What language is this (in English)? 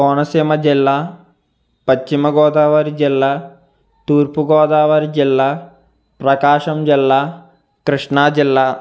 Telugu